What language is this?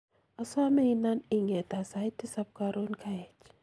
Kalenjin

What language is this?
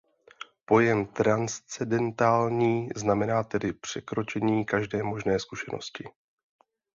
Czech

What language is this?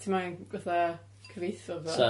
Welsh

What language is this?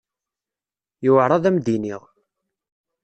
Kabyle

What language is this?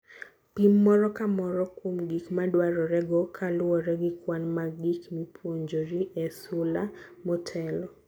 Luo (Kenya and Tanzania)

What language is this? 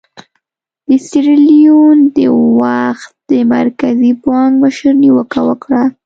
Pashto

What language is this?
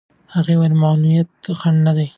Pashto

